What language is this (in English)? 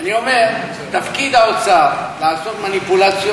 Hebrew